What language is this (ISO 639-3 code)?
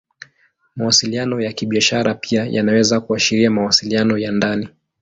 swa